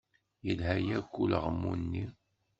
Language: Kabyle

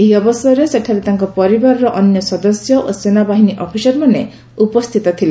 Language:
Odia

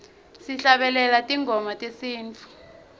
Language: Swati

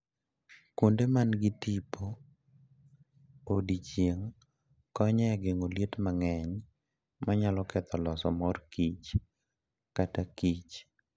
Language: Luo (Kenya and Tanzania)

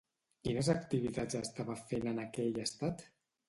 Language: Catalan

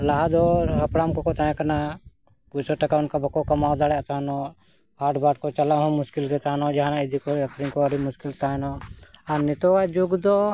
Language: Santali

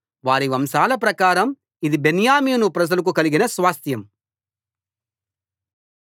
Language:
Telugu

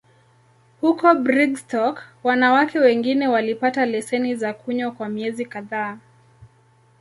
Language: Swahili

